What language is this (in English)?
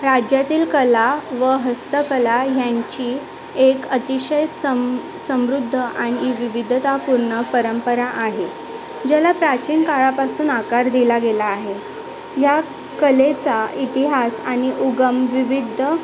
Marathi